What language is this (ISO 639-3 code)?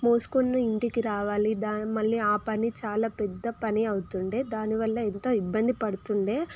tel